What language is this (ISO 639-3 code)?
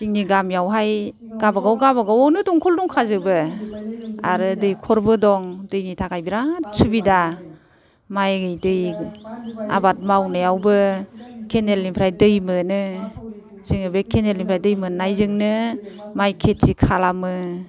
brx